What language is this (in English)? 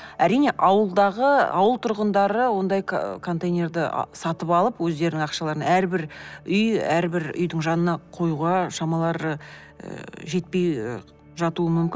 Kazakh